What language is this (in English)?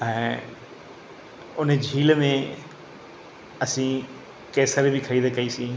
Sindhi